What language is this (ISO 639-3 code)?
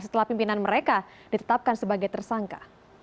ind